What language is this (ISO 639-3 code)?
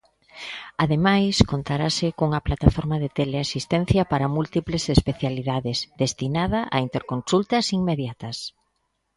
glg